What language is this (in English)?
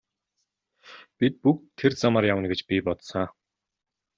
Mongolian